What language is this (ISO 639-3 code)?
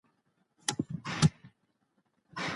pus